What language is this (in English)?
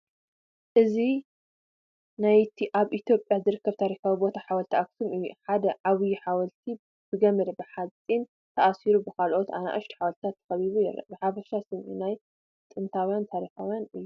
Tigrinya